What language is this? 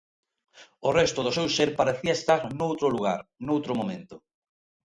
Galician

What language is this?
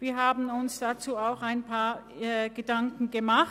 Swiss German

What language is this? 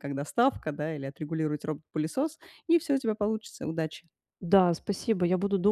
Russian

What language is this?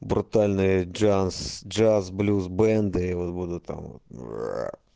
Russian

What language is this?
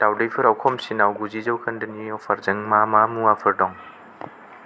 Bodo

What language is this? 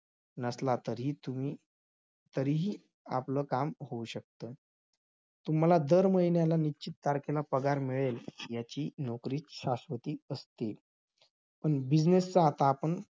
Marathi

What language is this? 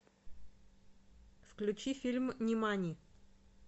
Russian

